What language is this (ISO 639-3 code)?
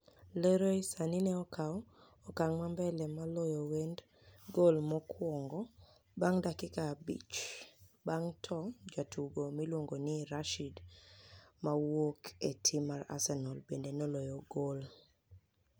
luo